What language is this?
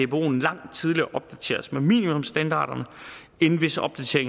Danish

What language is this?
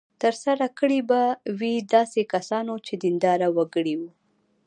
Pashto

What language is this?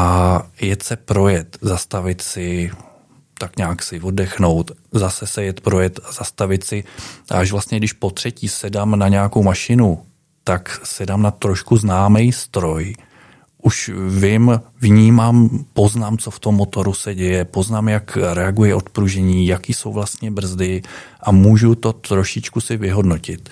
Czech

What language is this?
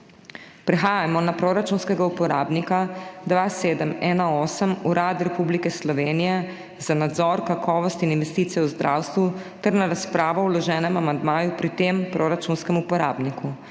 Slovenian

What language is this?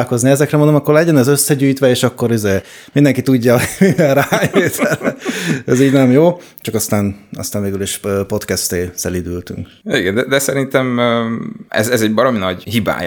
Hungarian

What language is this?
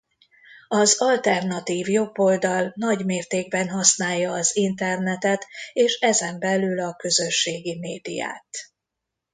Hungarian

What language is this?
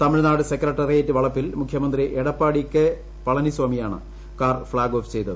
Malayalam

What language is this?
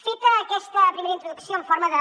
Catalan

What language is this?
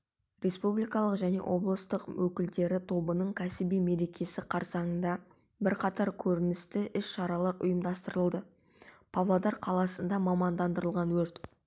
Kazakh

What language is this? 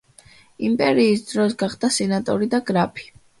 Georgian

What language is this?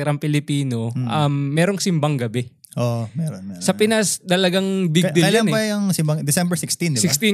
Filipino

